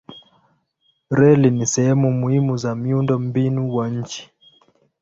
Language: Swahili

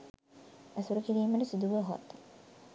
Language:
Sinhala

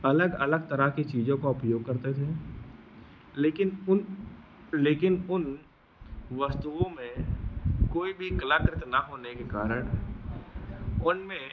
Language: Hindi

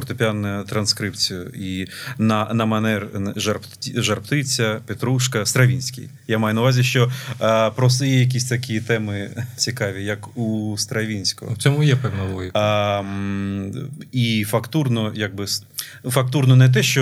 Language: Ukrainian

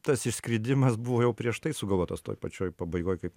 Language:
Lithuanian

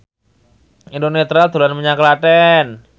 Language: Javanese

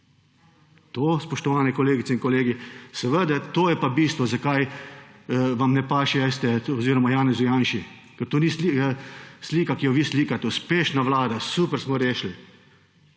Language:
Slovenian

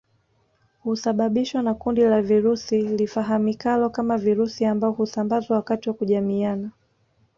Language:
Swahili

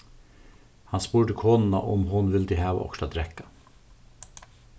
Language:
Faroese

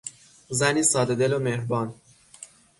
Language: Persian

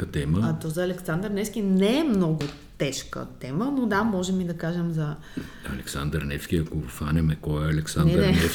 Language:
Bulgarian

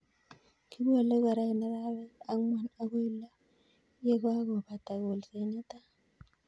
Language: Kalenjin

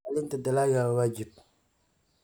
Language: Somali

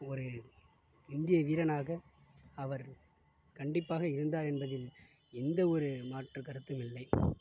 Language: Tamil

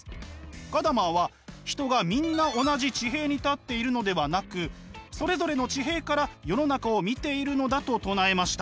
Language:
Japanese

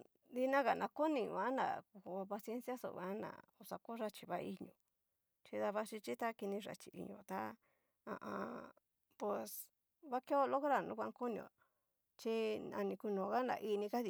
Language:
Cacaloxtepec Mixtec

